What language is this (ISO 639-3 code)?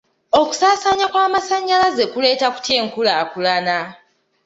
lug